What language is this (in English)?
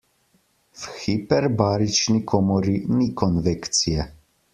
Slovenian